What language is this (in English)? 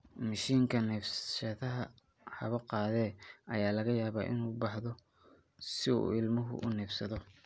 Somali